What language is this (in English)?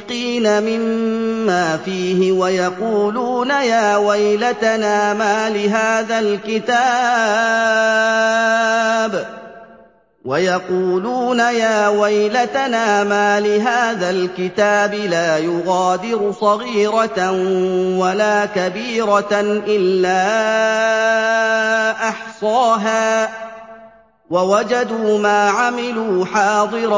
Arabic